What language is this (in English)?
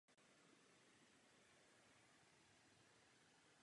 Czech